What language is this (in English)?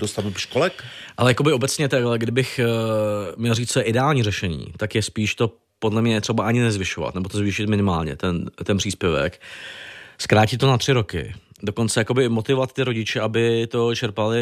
Czech